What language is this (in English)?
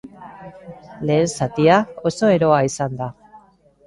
Basque